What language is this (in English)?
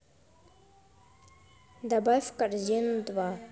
Russian